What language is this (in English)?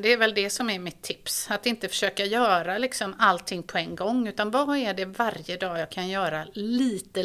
Swedish